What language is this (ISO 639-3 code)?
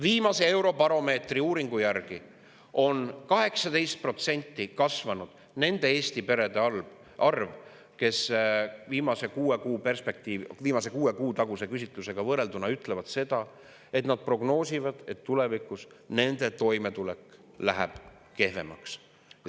est